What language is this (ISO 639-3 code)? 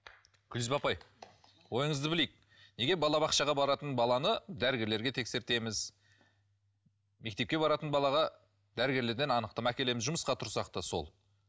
kaz